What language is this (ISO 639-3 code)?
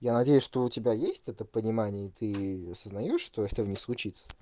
rus